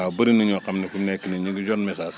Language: Wolof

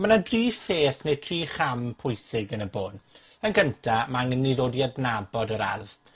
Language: Welsh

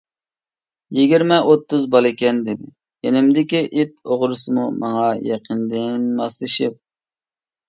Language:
Uyghur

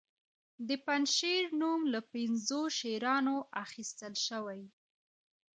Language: Pashto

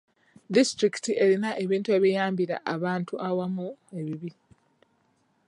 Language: Ganda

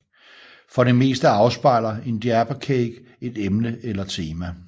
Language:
Danish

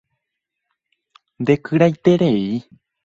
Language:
Guarani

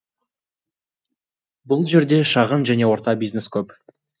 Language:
Kazakh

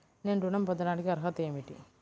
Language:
Telugu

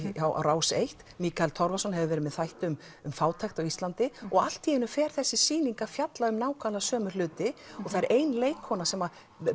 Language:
Icelandic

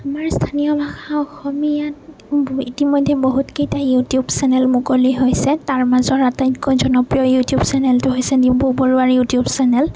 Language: Assamese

